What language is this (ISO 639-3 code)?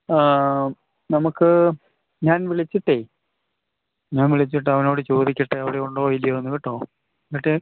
mal